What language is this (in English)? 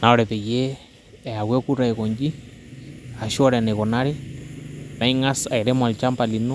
Masai